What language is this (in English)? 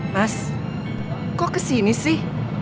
Indonesian